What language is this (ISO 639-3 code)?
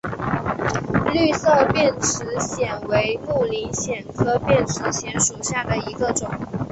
zho